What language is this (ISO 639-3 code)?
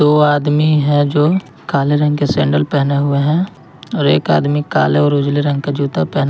hin